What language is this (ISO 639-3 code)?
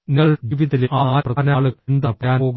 mal